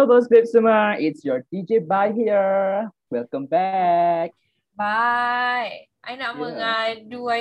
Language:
Malay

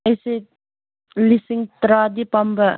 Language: Manipuri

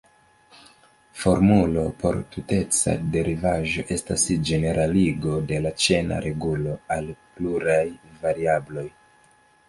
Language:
Esperanto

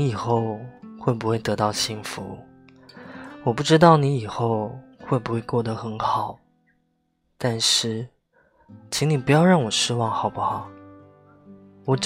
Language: Chinese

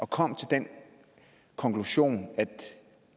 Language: Danish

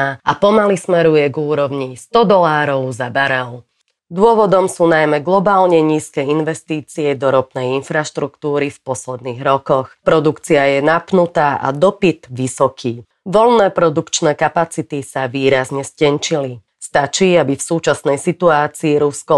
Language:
Slovak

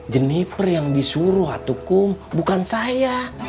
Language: Indonesian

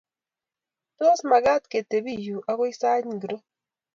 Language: Kalenjin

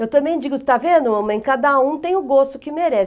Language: Portuguese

